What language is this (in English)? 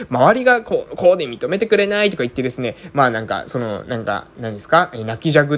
Japanese